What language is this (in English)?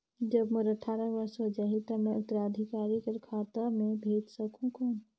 Chhattisgarhi